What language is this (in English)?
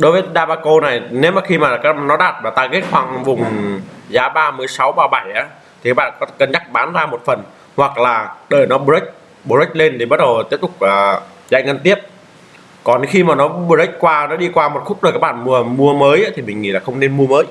Vietnamese